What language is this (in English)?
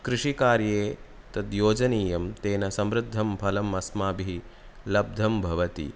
Sanskrit